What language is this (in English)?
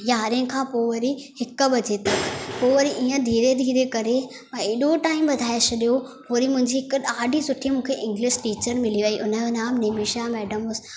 Sindhi